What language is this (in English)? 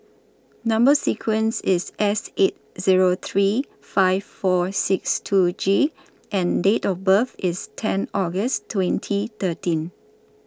English